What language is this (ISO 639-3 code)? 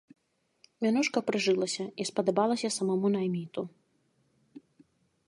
bel